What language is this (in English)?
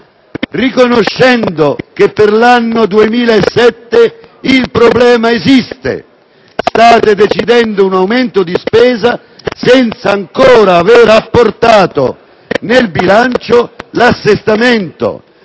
Italian